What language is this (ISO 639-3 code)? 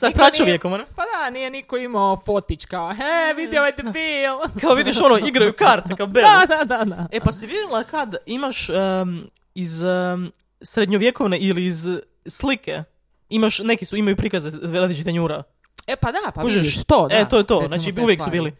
hrv